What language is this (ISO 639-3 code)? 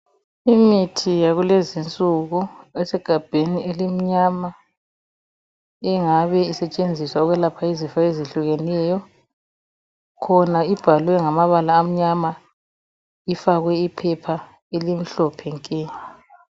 nde